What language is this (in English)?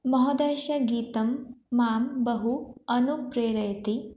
Sanskrit